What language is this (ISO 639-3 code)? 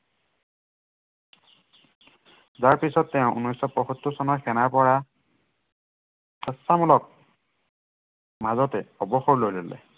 asm